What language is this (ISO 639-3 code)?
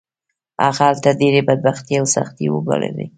pus